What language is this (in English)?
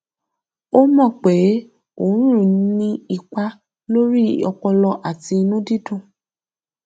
Yoruba